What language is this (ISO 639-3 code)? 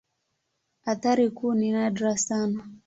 swa